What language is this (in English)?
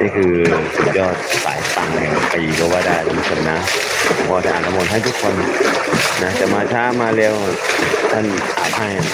Thai